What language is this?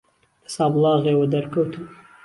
Central Kurdish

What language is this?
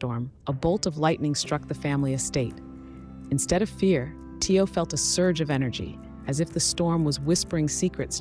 English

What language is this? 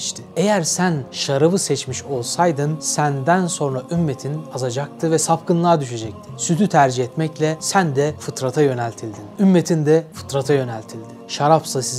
Turkish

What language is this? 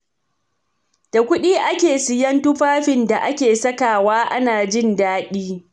Hausa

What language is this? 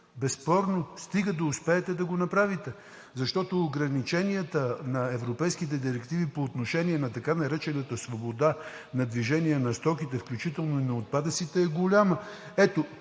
Bulgarian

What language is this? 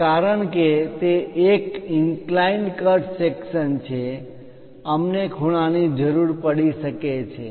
Gujarati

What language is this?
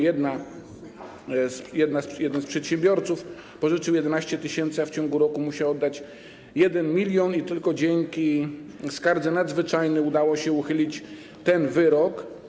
Polish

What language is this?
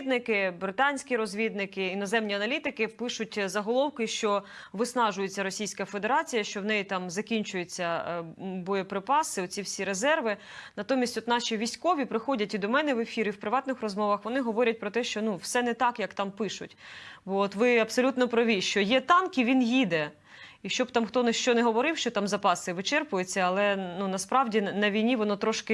Ukrainian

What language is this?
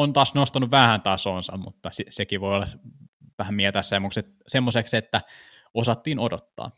Finnish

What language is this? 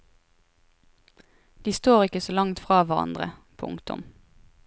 Norwegian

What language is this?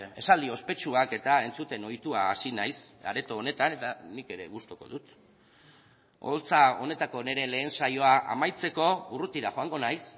Basque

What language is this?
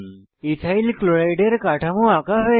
Bangla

